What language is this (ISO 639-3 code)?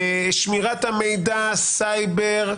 heb